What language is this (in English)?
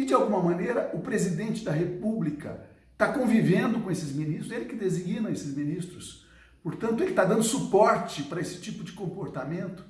Portuguese